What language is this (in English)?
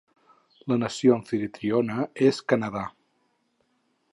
Catalan